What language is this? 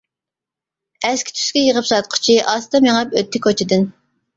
Uyghur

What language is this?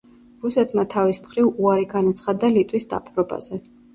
Georgian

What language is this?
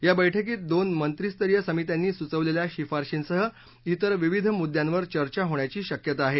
Marathi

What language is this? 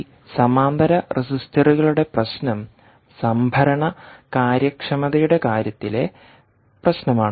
Malayalam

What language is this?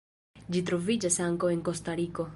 Esperanto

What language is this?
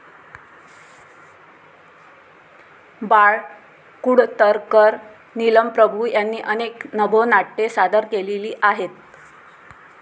Marathi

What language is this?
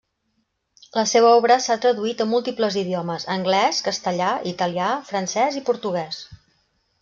Catalan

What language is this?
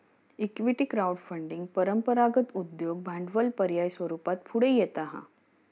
Marathi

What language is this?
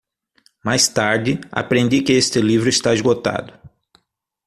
Portuguese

